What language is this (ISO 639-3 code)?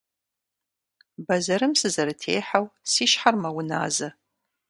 kbd